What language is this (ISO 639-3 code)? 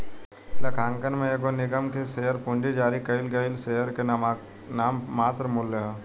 bho